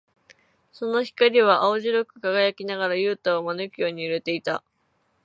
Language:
Japanese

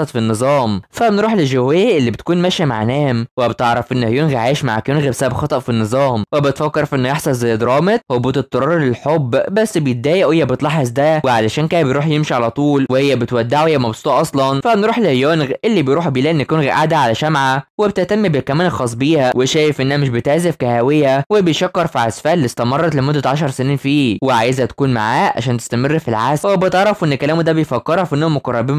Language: Arabic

